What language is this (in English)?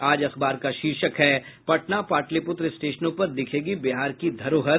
Hindi